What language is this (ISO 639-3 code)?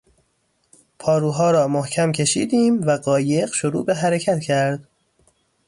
fas